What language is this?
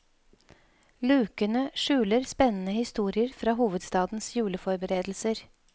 Norwegian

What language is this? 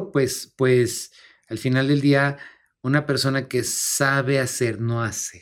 Spanish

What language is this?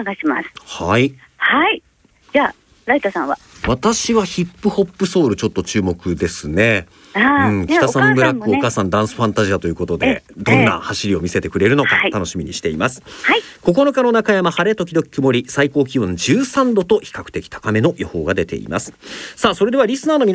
Japanese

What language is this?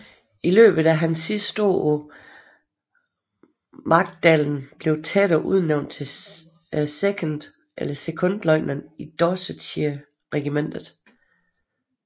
Danish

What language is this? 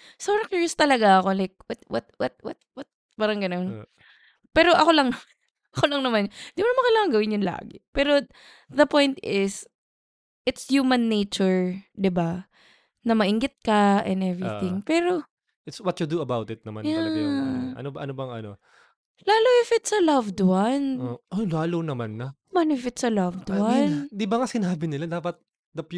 Filipino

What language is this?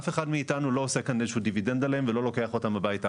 Hebrew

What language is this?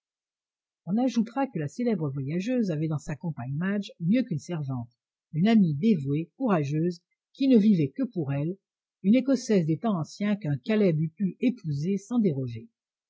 French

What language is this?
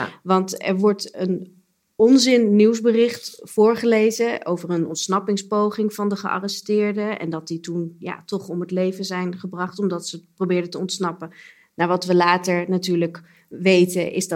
Dutch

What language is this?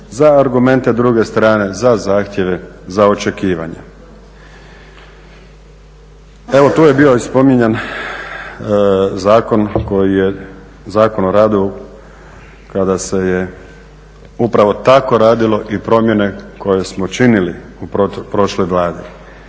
Croatian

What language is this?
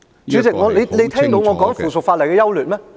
Cantonese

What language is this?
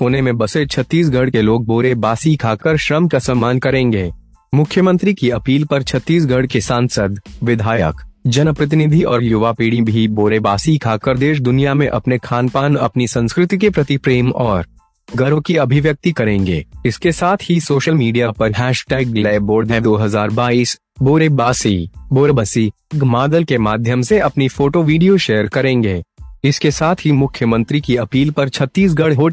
Hindi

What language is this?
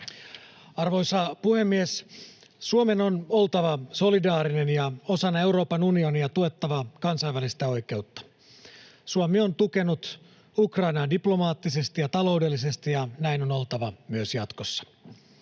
Finnish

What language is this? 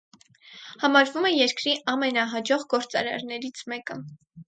Armenian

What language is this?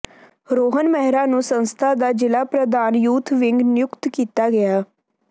Punjabi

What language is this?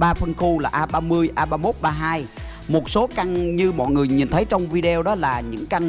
Vietnamese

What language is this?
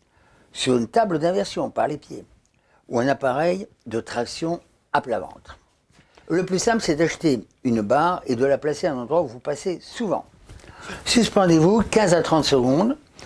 French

